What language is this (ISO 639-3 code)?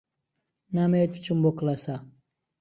ckb